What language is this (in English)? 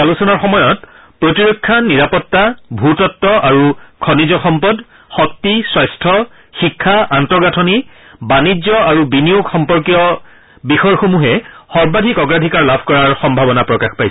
Assamese